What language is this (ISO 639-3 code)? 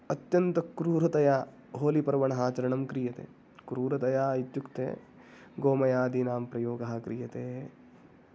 san